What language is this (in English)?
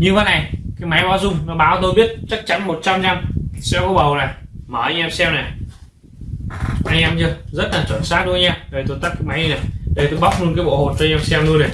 Vietnamese